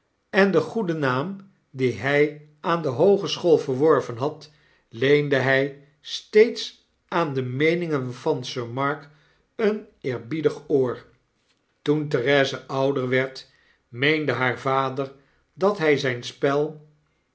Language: Dutch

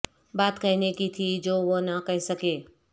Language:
Urdu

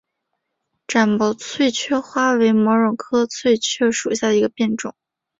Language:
Chinese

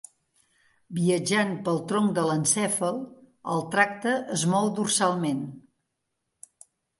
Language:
Catalan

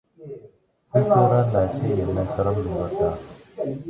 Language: Korean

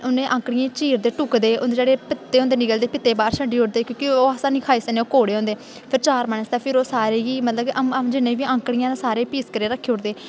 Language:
Dogri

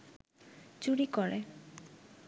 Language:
Bangla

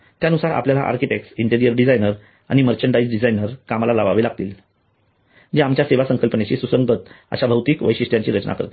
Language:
Marathi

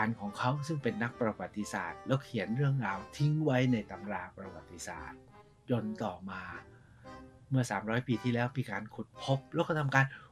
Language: Thai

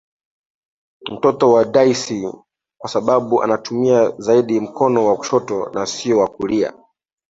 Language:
Swahili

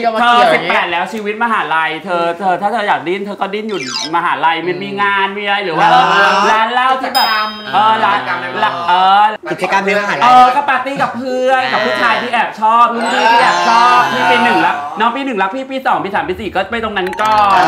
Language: Thai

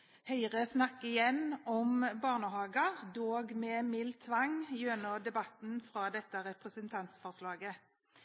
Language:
Norwegian Bokmål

